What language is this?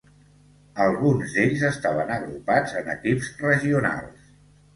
Catalan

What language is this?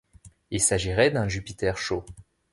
French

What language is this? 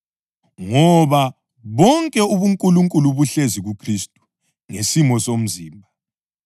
North Ndebele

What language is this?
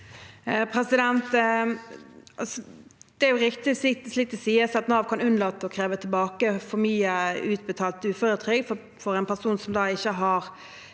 Norwegian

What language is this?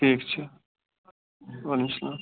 Kashmiri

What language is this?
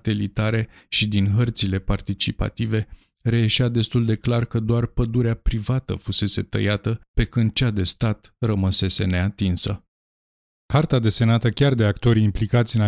Romanian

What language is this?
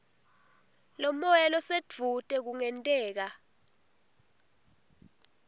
Swati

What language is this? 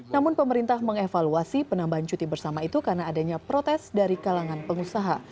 Indonesian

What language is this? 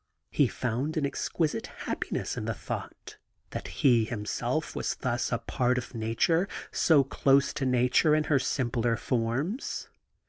English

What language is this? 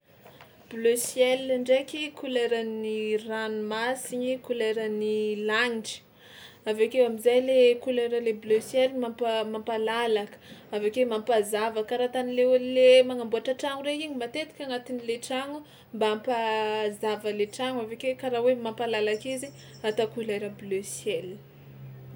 Tsimihety Malagasy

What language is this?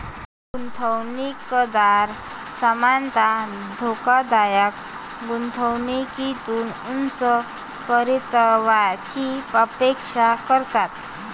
Marathi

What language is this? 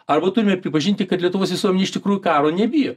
Lithuanian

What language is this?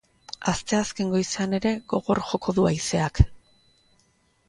Basque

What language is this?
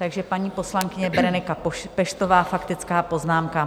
Czech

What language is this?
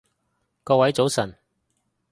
Cantonese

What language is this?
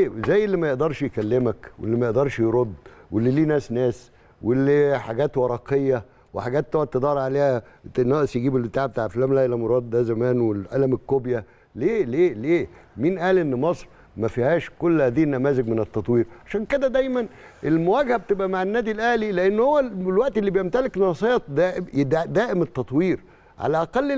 Arabic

